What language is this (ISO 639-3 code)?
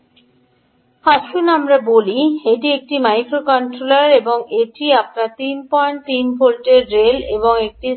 ben